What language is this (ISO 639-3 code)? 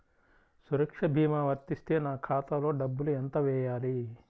tel